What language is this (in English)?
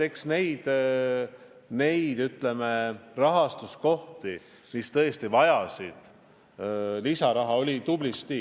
Estonian